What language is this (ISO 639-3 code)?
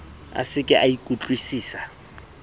sot